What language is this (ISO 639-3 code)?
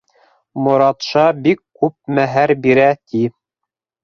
bak